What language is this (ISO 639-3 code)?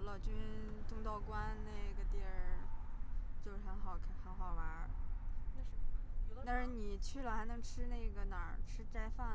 zho